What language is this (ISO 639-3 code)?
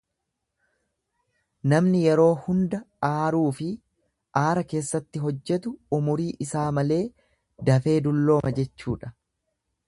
orm